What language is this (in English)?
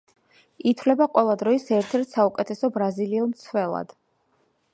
Georgian